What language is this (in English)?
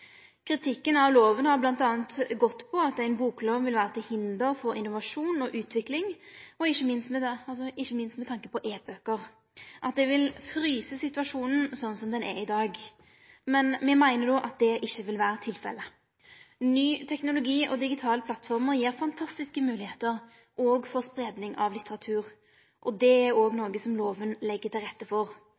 Norwegian Nynorsk